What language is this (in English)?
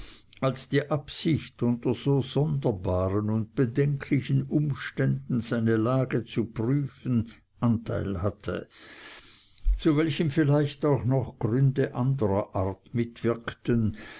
German